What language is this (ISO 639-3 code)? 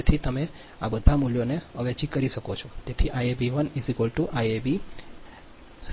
guj